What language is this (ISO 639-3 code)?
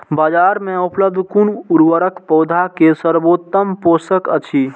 mai